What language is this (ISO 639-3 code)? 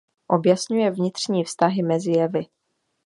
ces